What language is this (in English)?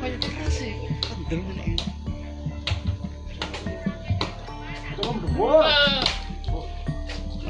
Indonesian